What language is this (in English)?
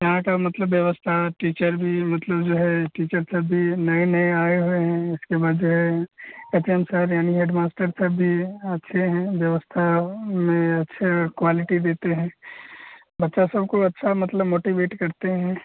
Hindi